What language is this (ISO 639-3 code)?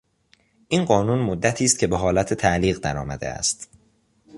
fas